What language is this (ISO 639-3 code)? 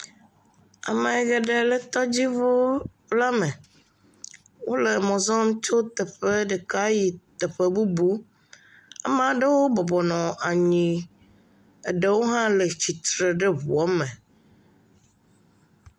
ewe